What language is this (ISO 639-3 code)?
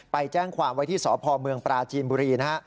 tha